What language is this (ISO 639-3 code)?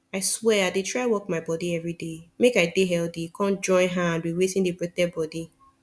pcm